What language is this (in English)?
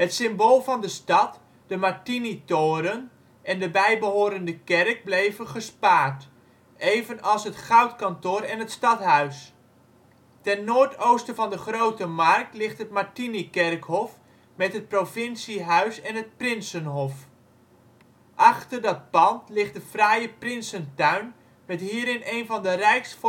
Dutch